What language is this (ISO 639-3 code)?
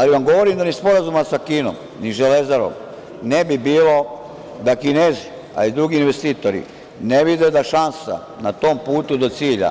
srp